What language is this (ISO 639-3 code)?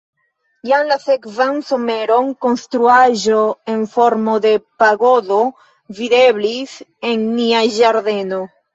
epo